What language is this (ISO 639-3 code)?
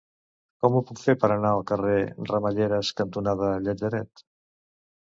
cat